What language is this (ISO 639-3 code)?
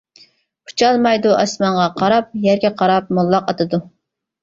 uig